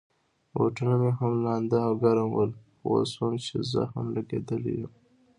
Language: Pashto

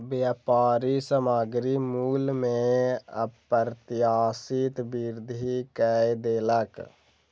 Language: Maithili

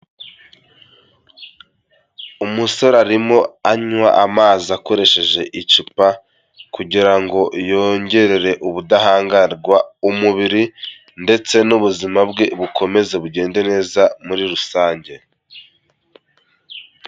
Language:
Kinyarwanda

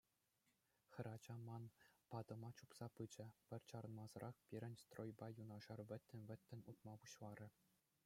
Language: Chuvash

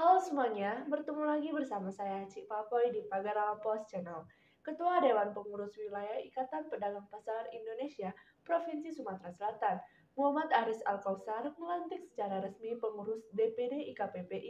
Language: Indonesian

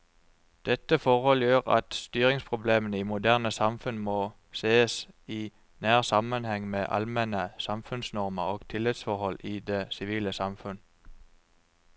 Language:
Norwegian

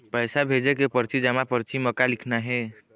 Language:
Chhattisgarhi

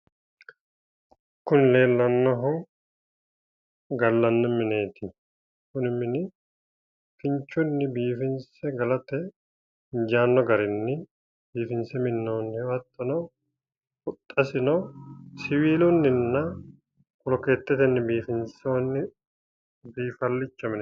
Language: Sidamo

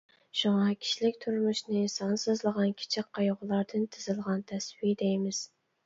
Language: Uyghur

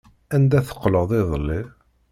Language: Kabyle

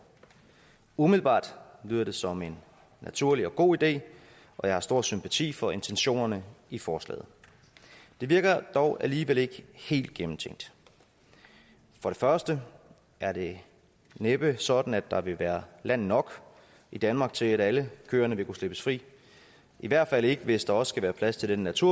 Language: Danish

